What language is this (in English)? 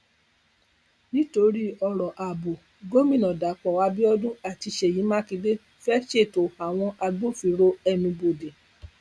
Yoruba